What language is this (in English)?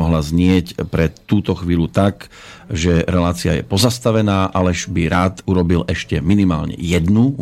Slovak